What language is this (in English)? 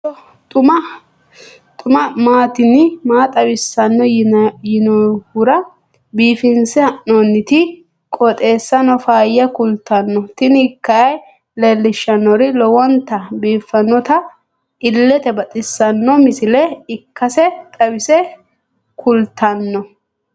Sidamo